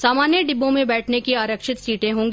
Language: Hindi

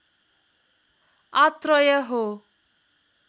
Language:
Nepali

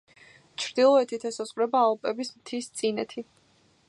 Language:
Georgian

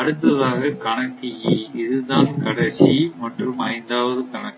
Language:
Tamil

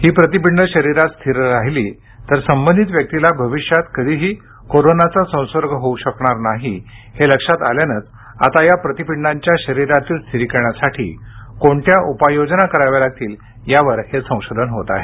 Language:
Marathi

